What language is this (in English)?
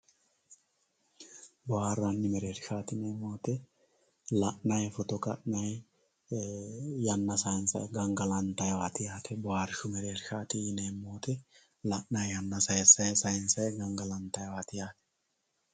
Sidamo